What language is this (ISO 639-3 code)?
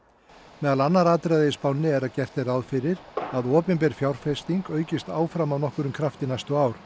isl